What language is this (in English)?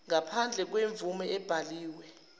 Zulu